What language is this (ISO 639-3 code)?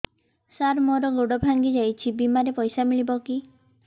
ori